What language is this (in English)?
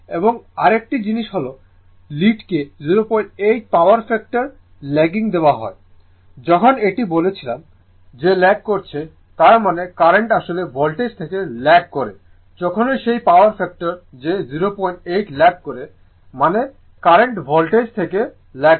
Bangla